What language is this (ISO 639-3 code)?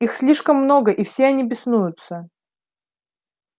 rus